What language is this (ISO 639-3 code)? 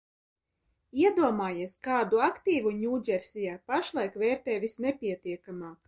lav